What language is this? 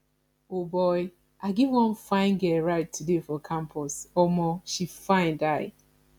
Nigerian Pidgin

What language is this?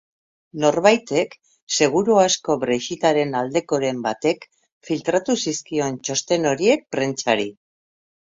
Basque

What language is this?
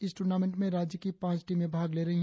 Hindi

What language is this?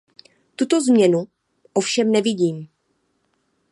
Czech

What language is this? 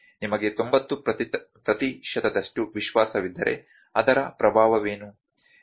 Kannada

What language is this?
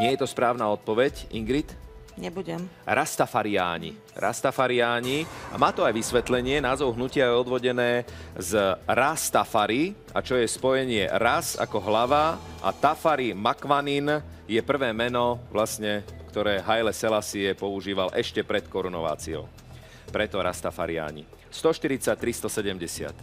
Slovak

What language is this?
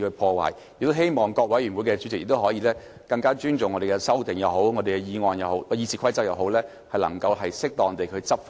Cantonese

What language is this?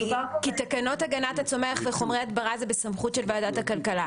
Hebrew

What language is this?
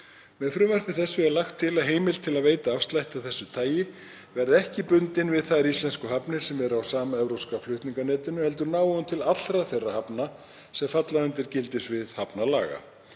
Icelandic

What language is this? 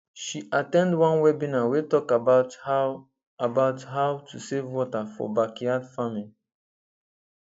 Nigerian Pidgin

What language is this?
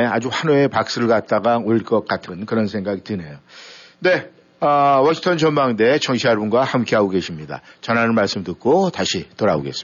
Korean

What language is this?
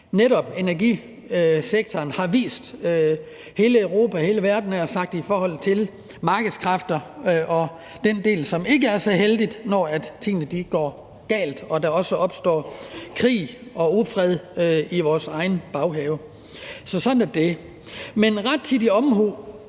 Danish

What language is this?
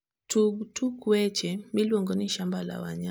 Luo (Kenya and Tanzania)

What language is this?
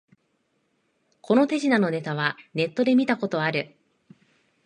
Japanese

